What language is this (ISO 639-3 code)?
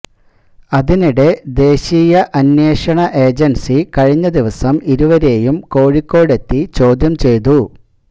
mal